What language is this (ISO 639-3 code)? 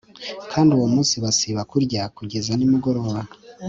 kin